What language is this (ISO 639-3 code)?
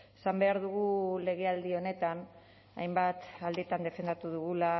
eus